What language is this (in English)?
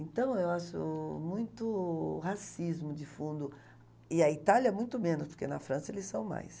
Portuguese